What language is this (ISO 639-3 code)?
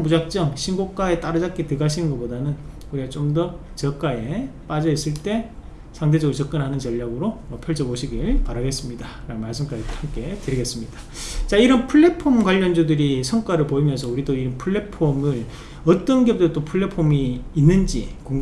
kor